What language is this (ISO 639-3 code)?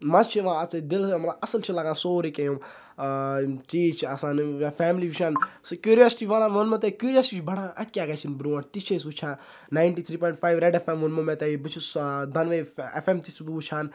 kas